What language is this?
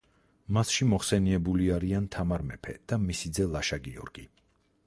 Georgian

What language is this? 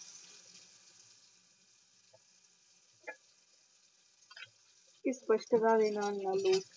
Punjabi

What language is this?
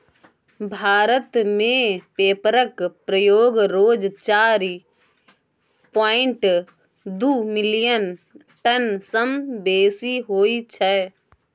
Maithili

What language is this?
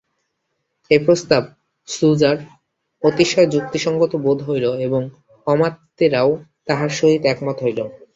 Bangla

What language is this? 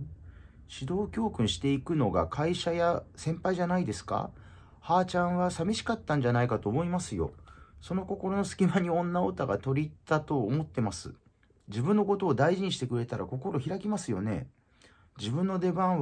Japanese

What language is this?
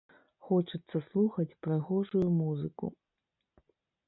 Belarusian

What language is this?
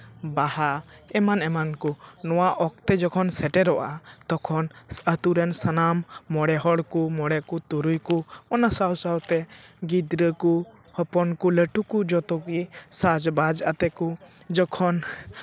Santali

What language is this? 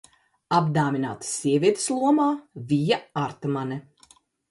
Latvian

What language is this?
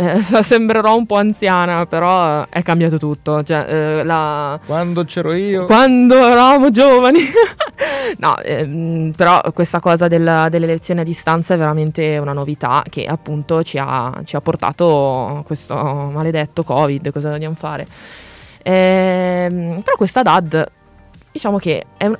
Italian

